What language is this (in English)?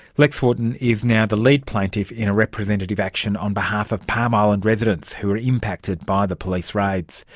English